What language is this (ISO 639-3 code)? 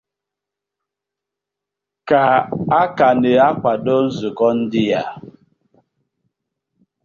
ibo